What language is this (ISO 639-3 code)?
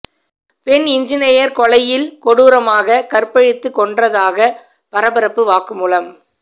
tam